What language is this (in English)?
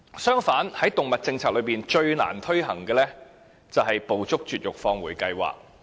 Cantonese